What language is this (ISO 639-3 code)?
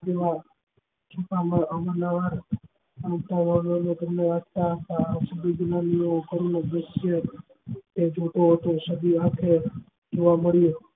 guj